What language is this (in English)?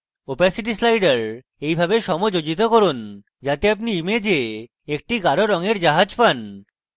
Bangla